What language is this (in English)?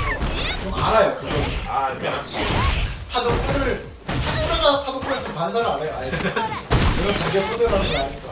Korean